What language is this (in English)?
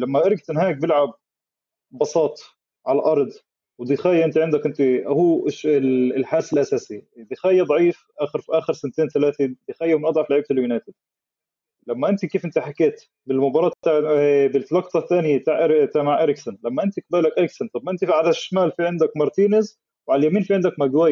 Arabic